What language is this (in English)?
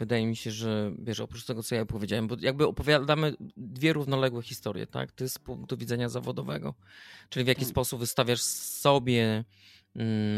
Polish